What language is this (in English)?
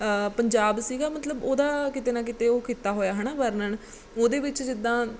Punjabi